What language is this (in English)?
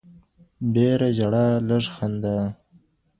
Pashto